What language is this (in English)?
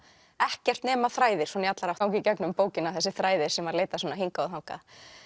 Icelandic